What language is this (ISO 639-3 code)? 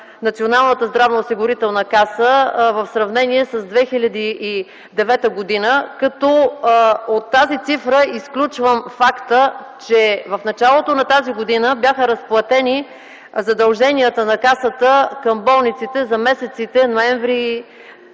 bul